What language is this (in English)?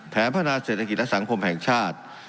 Thai